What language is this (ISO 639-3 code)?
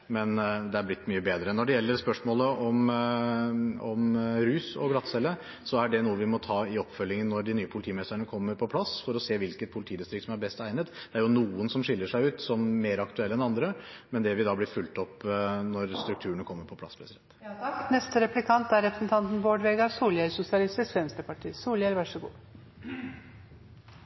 nor